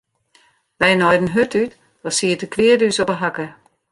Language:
Western Frisian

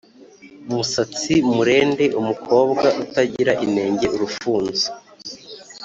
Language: Kinyarwanda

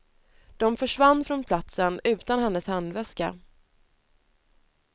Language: Swedish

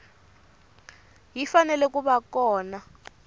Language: Tsonga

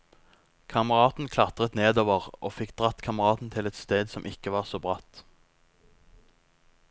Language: Norwegian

